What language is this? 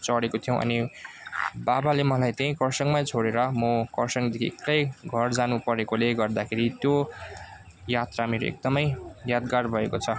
Nepali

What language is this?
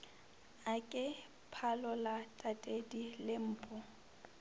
Northern Sotho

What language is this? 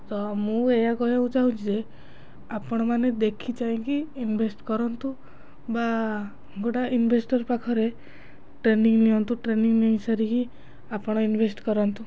Odia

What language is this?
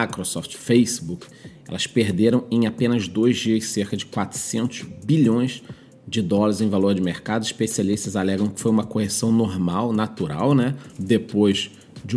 Portuguese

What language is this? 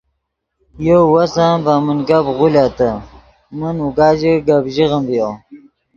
Yidgha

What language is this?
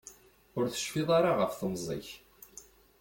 Kabyle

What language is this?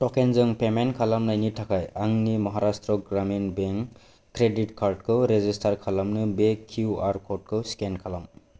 Bodo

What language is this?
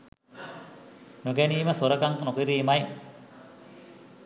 Sinhala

